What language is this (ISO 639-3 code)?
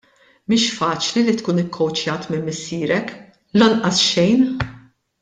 mlt